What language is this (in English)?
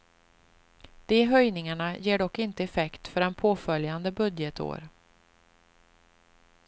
Swedish